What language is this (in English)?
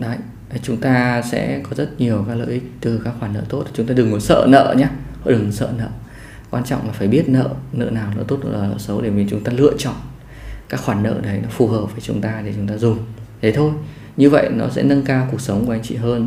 Vietnamese